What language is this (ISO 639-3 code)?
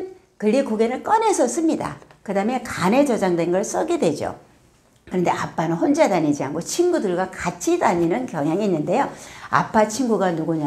kor